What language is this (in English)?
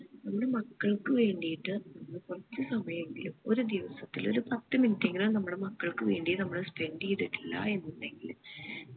Malayalam